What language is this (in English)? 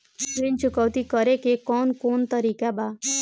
Bhojpuri